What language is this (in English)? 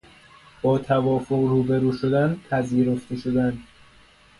Persian